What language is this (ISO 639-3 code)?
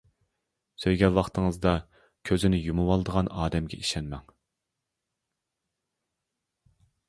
uig